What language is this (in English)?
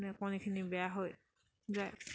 Assamese